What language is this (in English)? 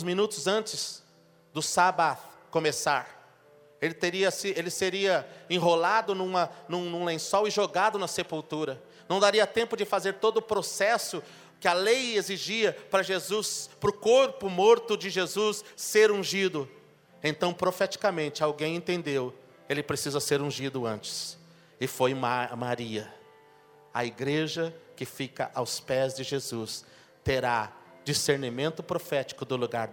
Portuguese